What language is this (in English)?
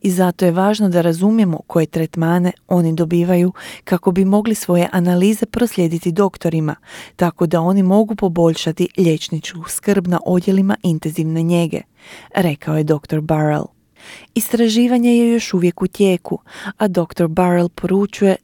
Croatian